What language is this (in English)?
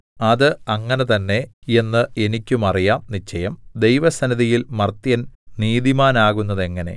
Malayalam